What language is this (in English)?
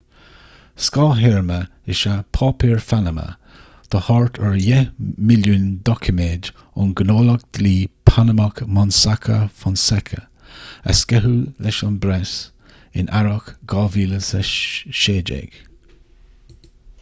Irish